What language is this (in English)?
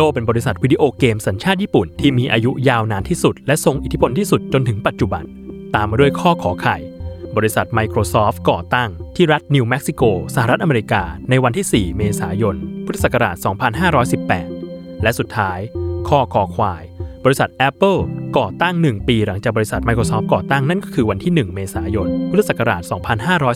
Thai